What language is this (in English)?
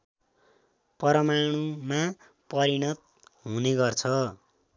Nepali